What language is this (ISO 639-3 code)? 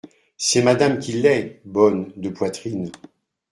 fra